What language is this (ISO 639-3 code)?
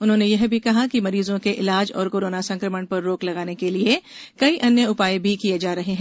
hin